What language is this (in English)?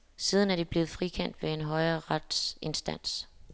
Danish